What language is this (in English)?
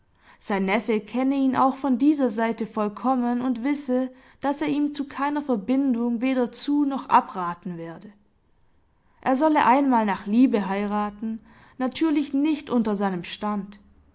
German